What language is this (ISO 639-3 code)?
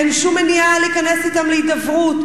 heb